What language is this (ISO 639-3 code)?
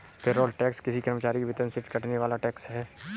hin